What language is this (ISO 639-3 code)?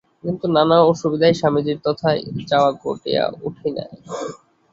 ben